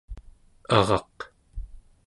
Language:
Central Yupik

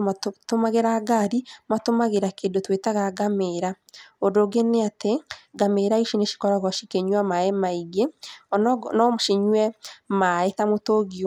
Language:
Kikuyu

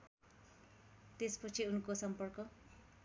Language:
Nepali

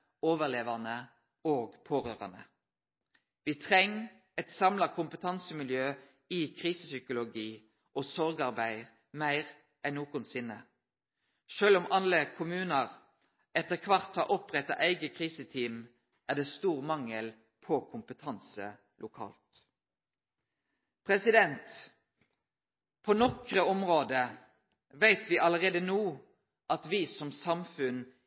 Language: Norwegian Nynorsk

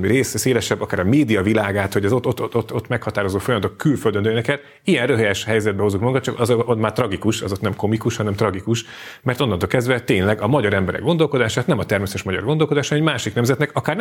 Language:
Hungarian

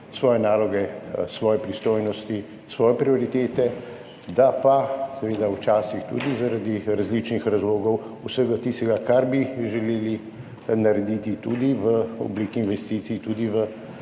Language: Slovenian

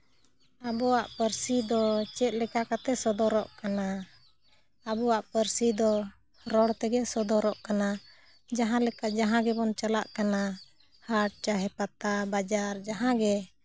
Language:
Santali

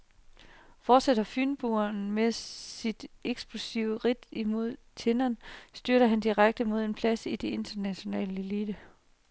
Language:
Danish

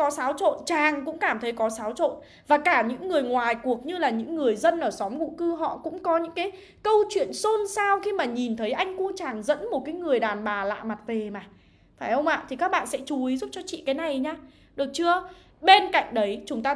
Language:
Vietnamese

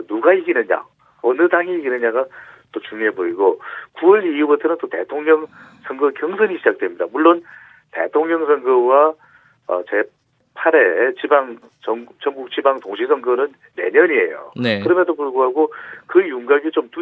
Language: Korean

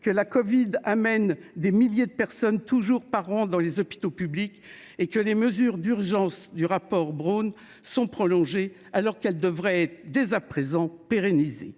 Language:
French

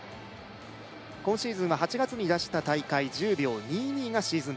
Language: Japanese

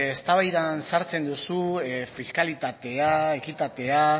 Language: Basque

